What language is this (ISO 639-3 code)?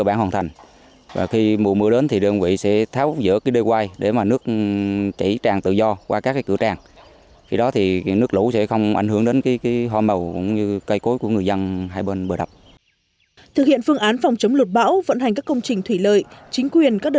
vie